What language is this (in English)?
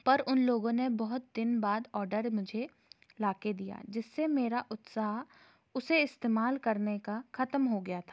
Hindi